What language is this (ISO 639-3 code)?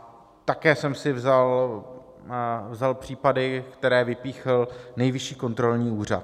ces